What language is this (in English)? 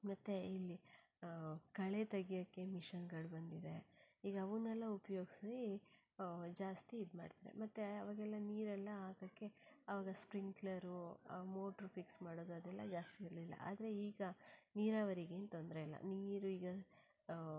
Kannada